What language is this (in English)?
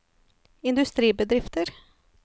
Norwegian